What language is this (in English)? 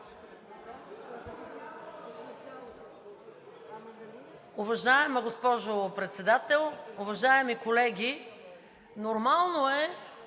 Bulgarian